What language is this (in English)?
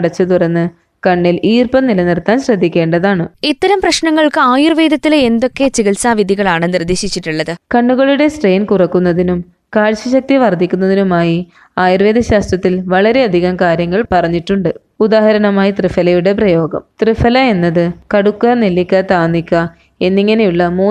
Malayalam